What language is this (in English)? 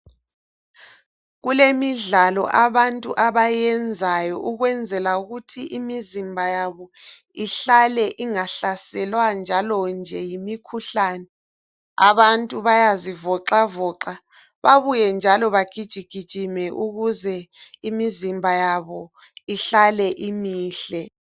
North Ndebele